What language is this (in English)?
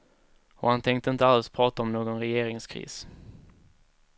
Swedish